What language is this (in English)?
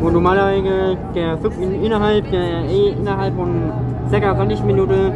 German